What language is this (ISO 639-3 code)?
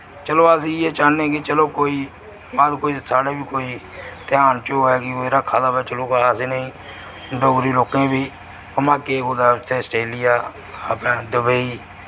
doi